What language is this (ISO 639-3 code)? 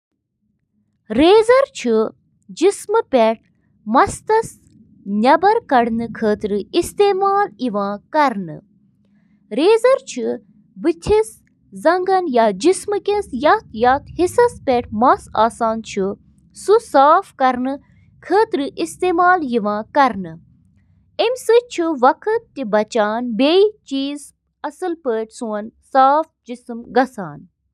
kas